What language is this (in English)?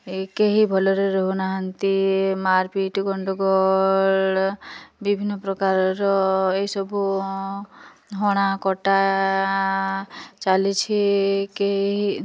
Odia